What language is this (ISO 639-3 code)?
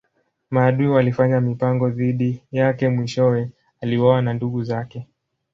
swa